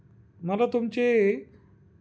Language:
Marathi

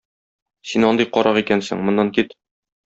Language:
Tatar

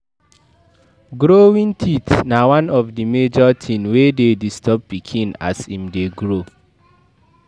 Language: Nigerian Pidgin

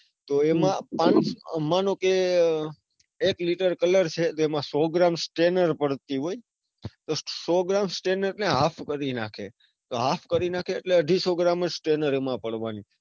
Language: Gujarati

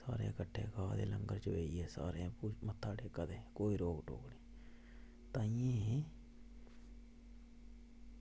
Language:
Dogri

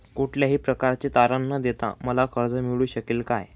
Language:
Marathi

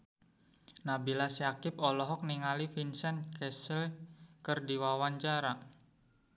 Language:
Sundanese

